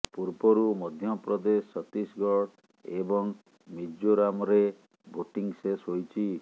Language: Odia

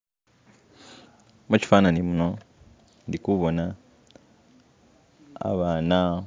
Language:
Masaaba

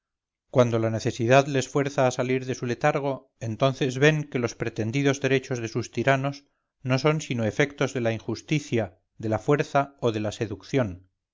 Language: Spanish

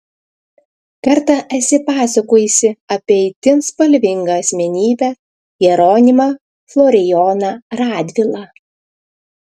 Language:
Lithuanian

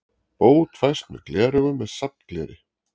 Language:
Icelandic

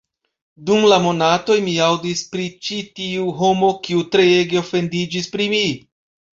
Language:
Esperanto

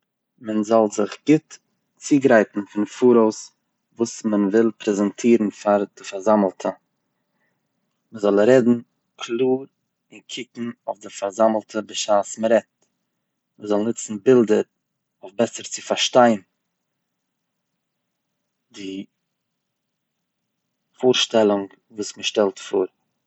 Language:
Yiddish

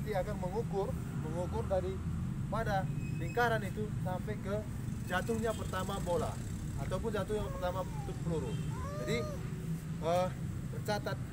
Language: Indonesian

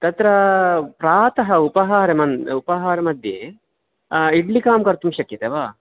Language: Sanskrit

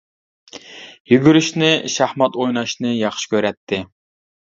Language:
Uyghur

